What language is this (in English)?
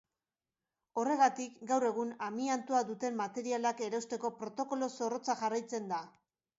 Basque